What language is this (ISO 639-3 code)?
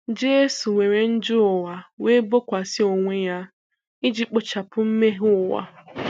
ibo